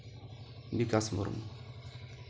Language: Santali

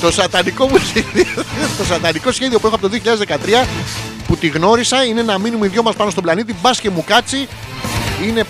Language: Greek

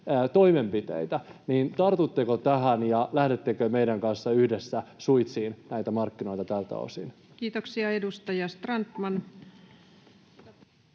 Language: Finnish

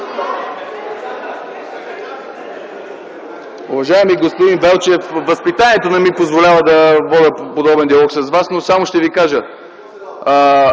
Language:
Bulgarian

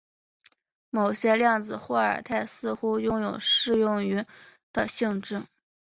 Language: Chinese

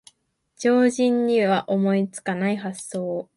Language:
Japanese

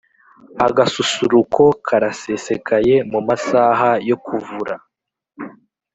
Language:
Kinyarwanda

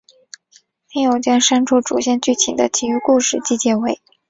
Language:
Chinese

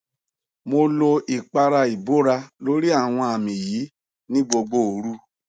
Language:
Yoruba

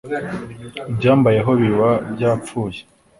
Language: Kinyarwanda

